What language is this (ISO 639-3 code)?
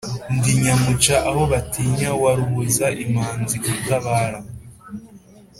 kin